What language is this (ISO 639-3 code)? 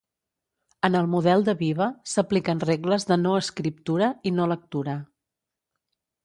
cat